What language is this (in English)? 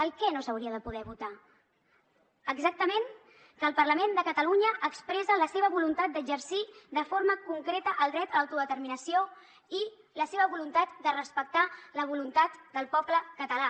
Catalan